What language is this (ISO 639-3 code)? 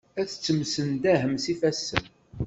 kab